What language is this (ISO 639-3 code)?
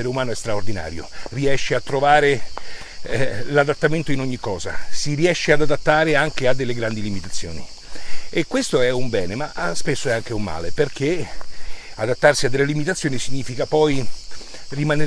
ita